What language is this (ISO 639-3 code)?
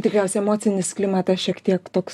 lit